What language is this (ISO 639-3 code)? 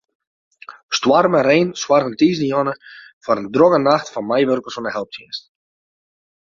fry